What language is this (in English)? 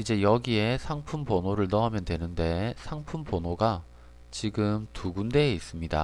Korean